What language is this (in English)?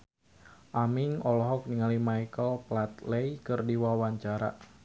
Sundanese